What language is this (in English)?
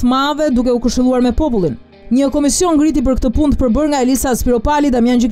Romanian